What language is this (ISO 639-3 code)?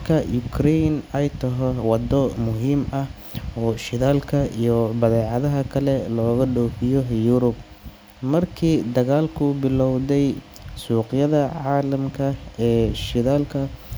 som